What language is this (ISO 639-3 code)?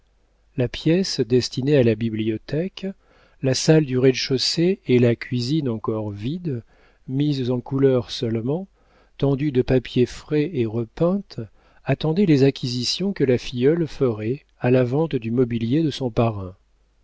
fra